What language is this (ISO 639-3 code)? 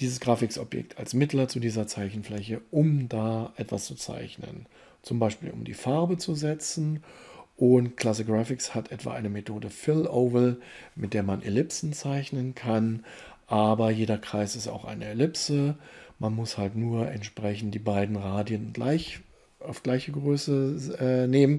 deu